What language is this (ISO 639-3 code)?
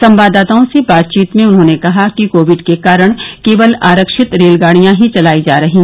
hin